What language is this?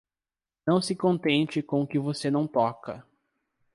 Portuguese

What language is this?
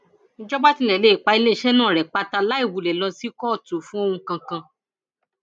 Yoruba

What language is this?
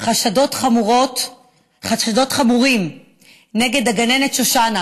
Hebrew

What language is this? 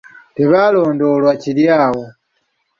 Ganda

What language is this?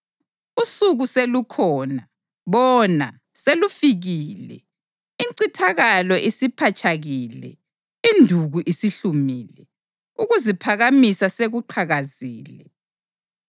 North Ndebele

